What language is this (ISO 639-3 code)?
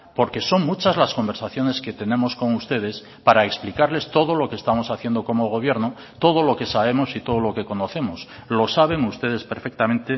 spa